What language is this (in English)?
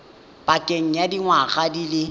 Tswana